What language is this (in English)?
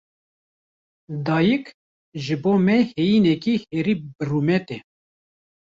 Kurdish